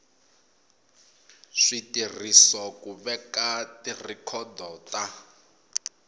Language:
Tsonga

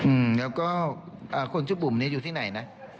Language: Thai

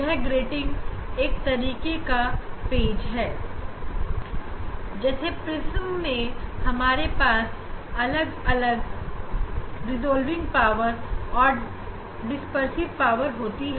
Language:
Hindi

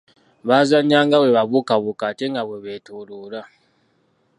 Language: Ganda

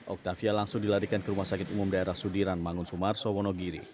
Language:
Indonesian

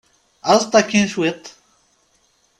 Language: Kabyle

